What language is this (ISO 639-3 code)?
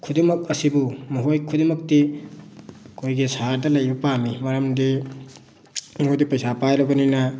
mni